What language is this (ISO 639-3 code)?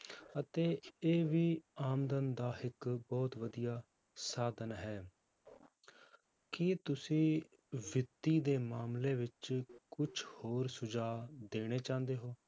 pan